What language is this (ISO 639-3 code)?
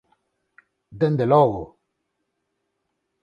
glg